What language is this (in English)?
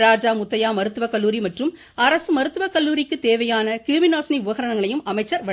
Tamil